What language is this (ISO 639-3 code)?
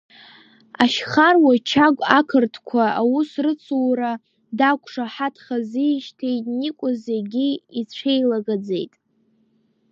abk